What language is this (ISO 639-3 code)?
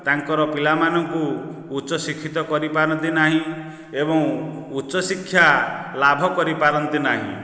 ori